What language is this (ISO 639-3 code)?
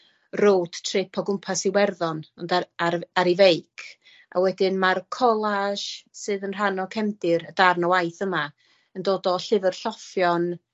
cym